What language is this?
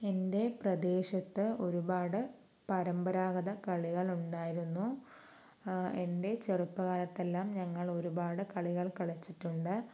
Malayalam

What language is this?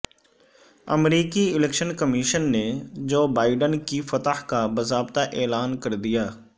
Urdu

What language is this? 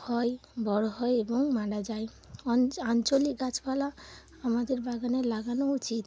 Bangla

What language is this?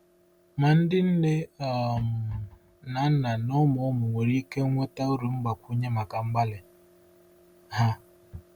Igbo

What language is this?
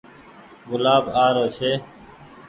Goaria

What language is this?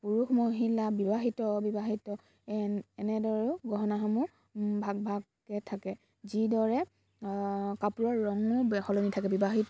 Assamese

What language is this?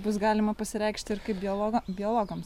Lithuanian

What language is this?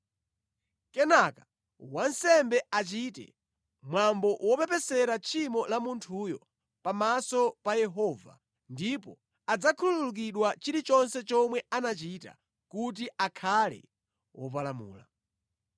Nyanja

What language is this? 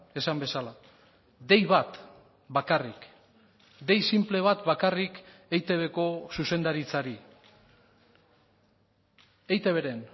Basque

